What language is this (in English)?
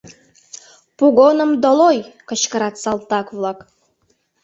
Mari